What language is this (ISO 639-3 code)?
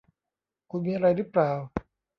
tha